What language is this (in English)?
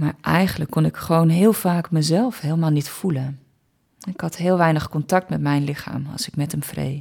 Dutch